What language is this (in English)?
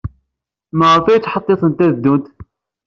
Kabyle